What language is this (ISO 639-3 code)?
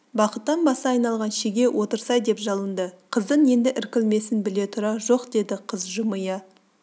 kaz